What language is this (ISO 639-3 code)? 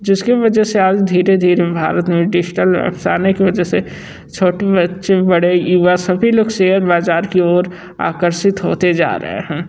hin